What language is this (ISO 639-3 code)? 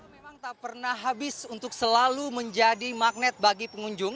ind